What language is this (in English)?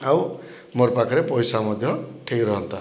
Odia